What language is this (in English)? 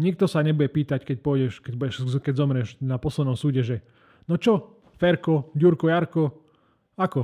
Slovak